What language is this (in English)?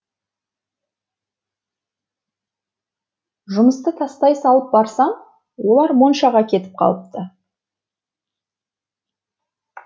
Kazakh